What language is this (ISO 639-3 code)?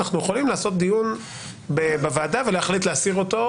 heb